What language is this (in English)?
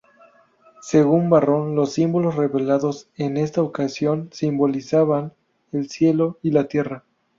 Spanish